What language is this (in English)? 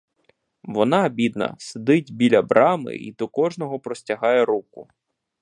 Ukrainian